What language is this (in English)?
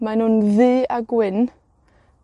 Welsh